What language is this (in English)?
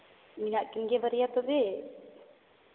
Santali